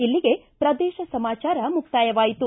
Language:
Kannada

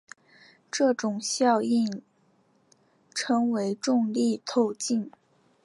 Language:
Chinese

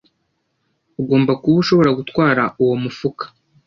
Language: Kinyarwanda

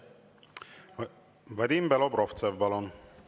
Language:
Estonian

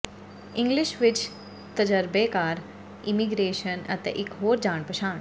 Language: Punjabi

